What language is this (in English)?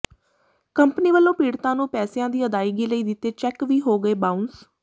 Punjabi